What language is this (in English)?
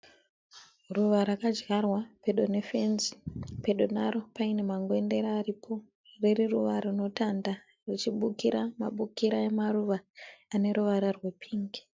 Shona